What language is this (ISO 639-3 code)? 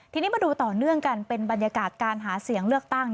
tha